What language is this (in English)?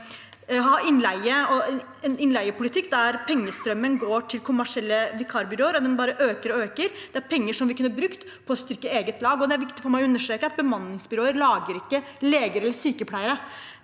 Norwegian